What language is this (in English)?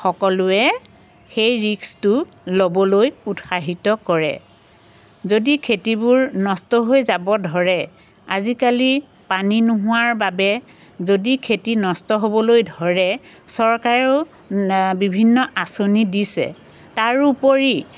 Assamese